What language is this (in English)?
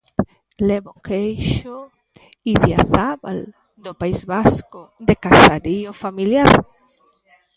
Galician